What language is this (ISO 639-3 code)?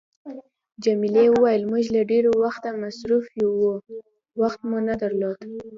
pus